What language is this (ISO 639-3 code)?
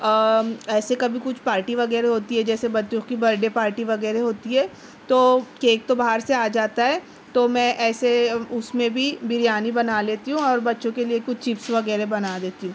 urd